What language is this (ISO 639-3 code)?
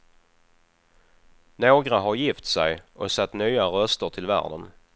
swe